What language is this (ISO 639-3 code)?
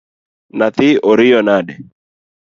luo